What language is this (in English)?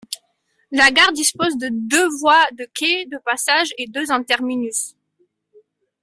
French